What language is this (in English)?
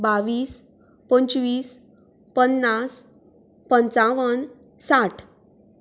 Konkani